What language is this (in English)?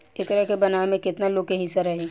Bhojpuri